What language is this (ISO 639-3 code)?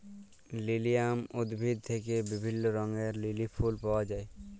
ben